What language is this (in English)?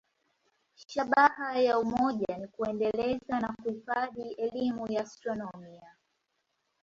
Swahili